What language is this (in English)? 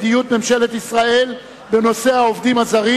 Hebrew